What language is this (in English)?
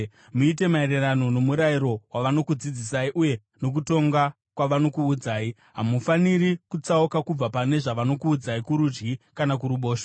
Shona